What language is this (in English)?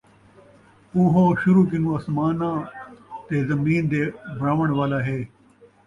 Saraiki